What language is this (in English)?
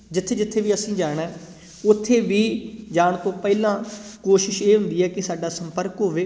Punjabi